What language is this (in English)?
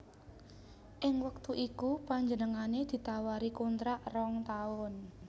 Javanese